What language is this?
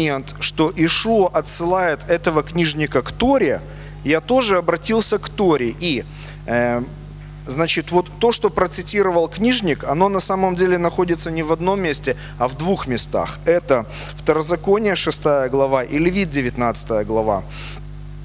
Russian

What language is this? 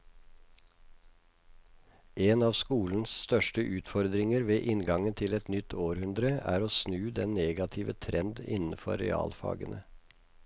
Norwegian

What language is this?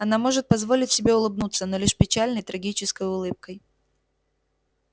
Russian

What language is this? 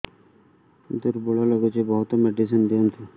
Odia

